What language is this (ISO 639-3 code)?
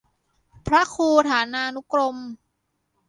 tha